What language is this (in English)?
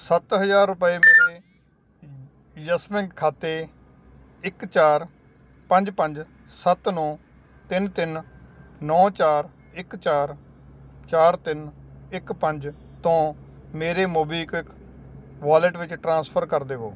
Punjabi